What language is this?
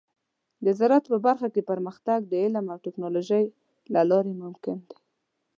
Pashto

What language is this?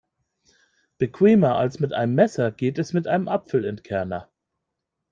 German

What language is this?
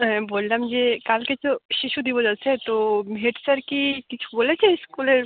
Bangla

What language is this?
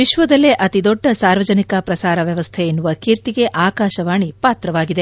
Kannada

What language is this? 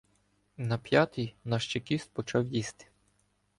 Ukrainian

